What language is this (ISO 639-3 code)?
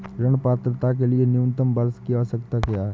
hin